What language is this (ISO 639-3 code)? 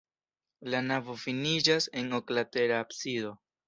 epo